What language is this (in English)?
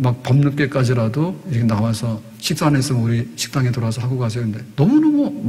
Korean